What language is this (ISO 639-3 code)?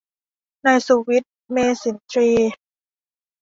tha